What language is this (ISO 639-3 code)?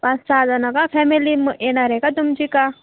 mar